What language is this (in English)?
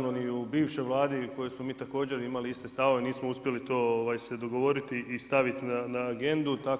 Croatian